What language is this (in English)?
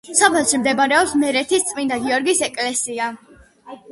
Georgian